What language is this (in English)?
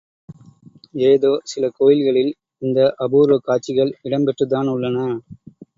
Tamil